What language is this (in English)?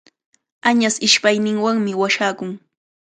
Cajatambo North Lima Quechua